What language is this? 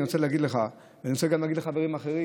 Hebrew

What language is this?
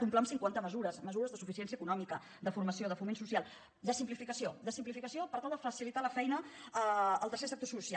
Catalan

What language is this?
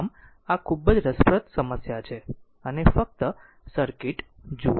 Gujarati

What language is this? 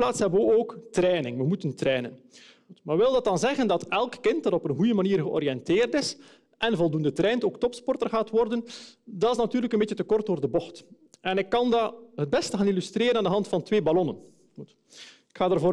Dutch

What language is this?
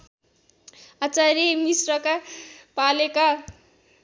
Nepali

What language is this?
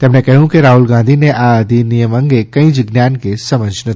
Gujarati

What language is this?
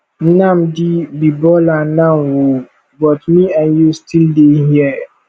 Nigerian Pidgin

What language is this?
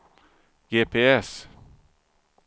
Swedish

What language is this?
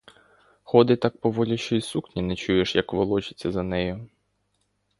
Ukrainian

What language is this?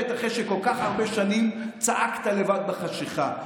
Hebrew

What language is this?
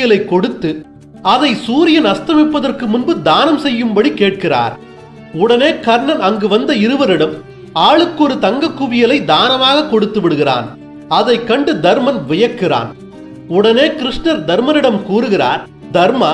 Turkish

